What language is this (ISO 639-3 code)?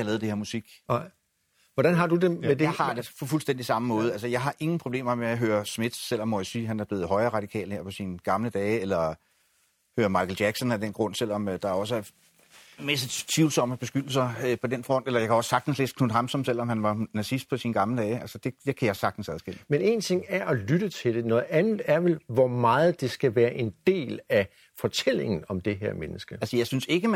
dan